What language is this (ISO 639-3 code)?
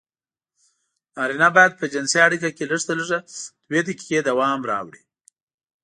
pus